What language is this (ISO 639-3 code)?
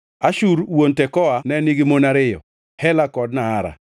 luo